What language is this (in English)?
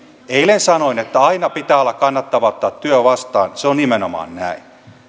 Finnish